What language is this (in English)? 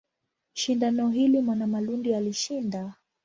Swahili